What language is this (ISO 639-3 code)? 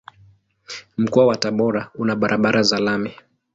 swa